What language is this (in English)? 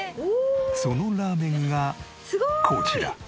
Japanese